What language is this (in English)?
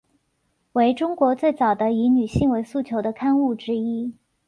Chinese